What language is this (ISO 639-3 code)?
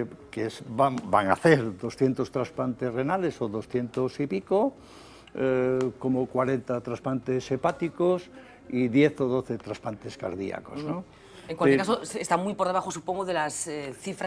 spa